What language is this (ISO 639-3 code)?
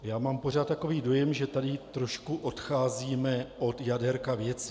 ces